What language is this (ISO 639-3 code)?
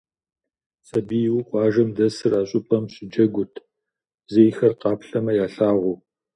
kbd